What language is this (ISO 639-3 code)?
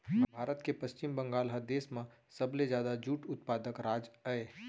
hne